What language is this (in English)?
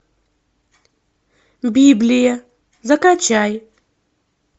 Russian